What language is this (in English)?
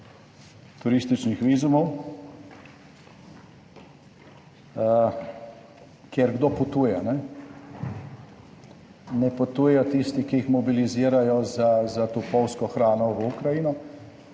Slovenian